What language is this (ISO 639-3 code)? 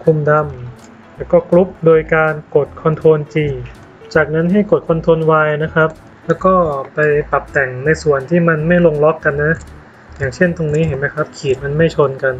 tha